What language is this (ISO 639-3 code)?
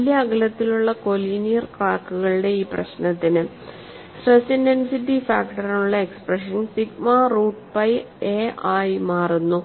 mal